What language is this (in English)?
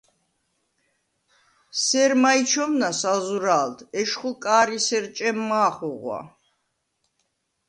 Svan